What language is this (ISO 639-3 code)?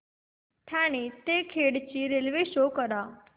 mar